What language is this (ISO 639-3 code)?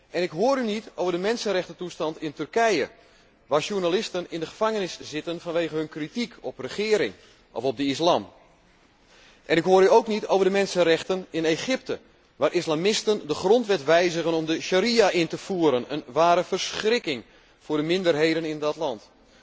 nld